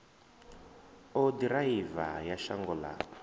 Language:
Venda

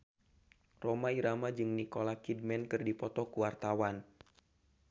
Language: Sundanese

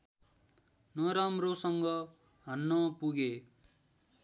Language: Nepali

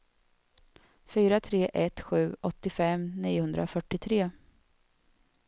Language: Swedish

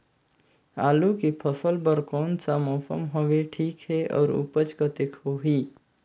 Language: Chhattisgarhi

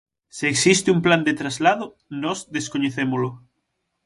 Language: Galician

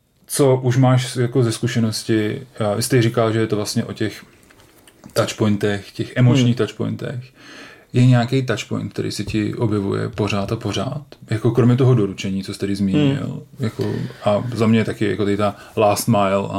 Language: Czech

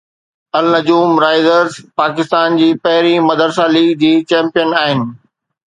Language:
Sindhi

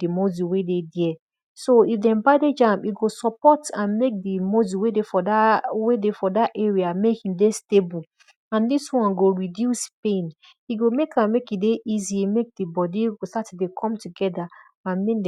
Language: Nigerian Pidgin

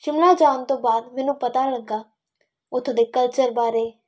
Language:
Punjabi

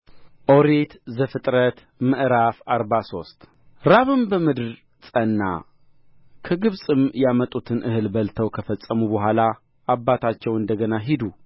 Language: Amharic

